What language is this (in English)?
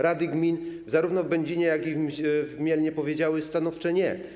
Polish